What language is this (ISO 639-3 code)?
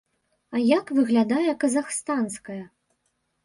bel